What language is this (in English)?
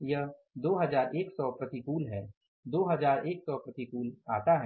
Hindi